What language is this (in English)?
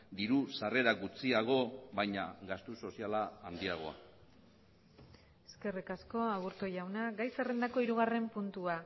Basque